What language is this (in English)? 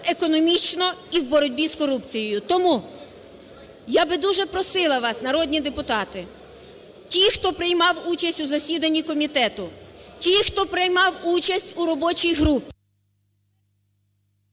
Ukrainian